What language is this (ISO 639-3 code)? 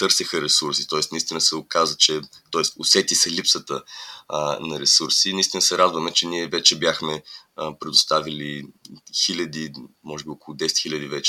bul